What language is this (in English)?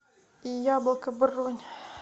Russian